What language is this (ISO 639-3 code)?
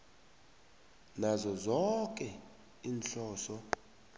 nbl